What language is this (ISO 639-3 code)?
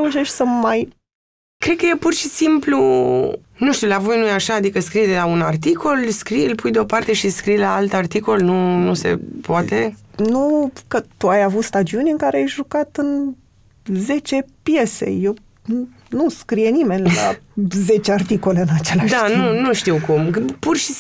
ron